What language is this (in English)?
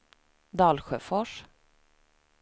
Swedish